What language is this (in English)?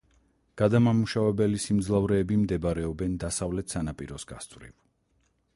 Georgian